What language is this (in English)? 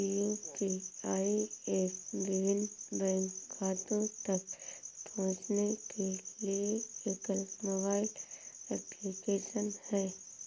Hindi